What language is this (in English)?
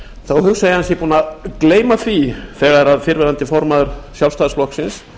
Icelandic